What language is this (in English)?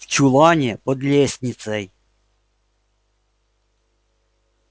Russian